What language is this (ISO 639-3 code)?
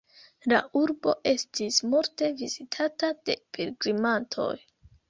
epo